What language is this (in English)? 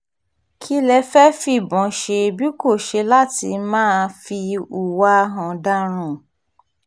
Yoruba